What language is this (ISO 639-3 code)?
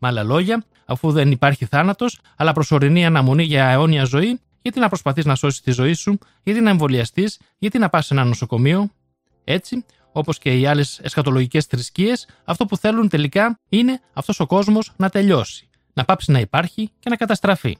ell